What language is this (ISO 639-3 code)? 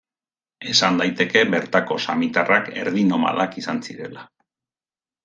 eus